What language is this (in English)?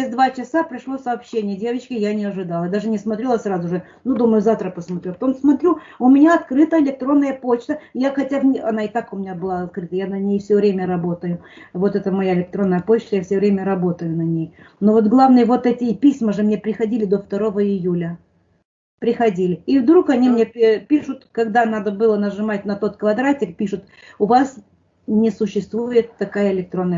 Russian